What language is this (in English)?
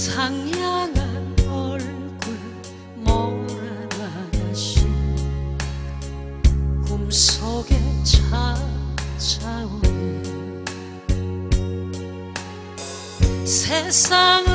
Korean